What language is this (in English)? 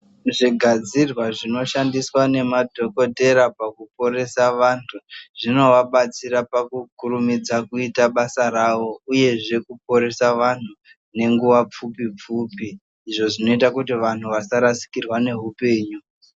Ndau